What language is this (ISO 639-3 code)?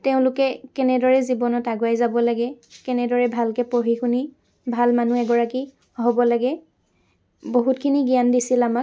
asm